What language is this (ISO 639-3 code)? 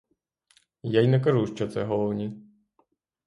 ukr